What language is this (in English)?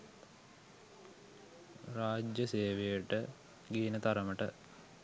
Sinhala